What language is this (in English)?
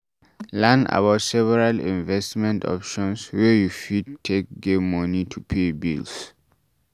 Nigerian Pidgin